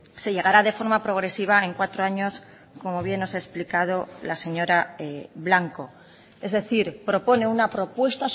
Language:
Spanish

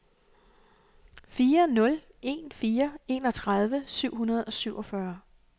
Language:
Danish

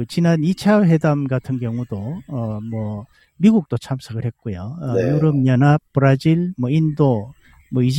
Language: Korean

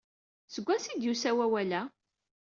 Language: Kabyle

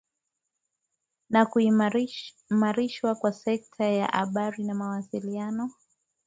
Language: Swahili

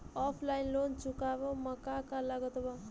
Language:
Bhojpuri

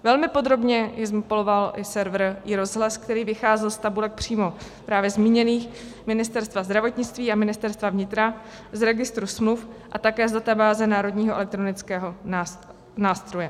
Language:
Czech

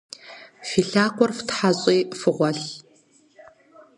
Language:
Kabardian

